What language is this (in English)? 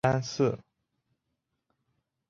Chinese